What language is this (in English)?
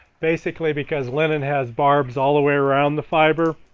English